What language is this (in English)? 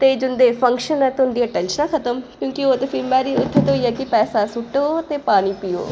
Dogri